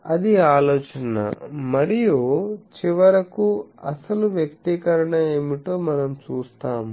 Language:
Telugu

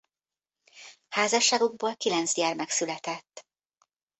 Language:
Hungarian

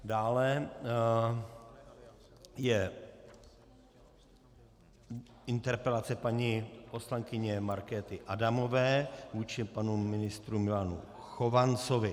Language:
Czech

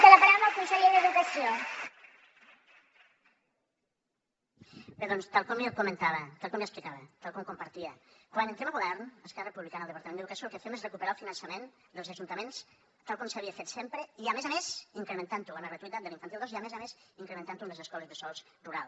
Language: Catalan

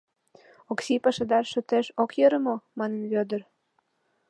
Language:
Mari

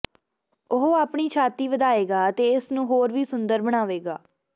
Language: Punjabi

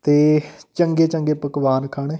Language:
Punjabi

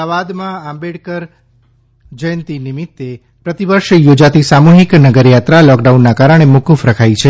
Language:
Gujarati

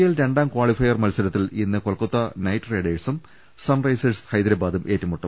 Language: Malayalam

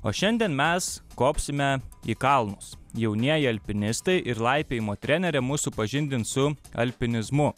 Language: Lithuanian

